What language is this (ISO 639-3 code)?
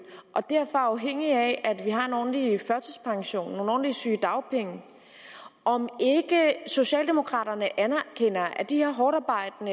dan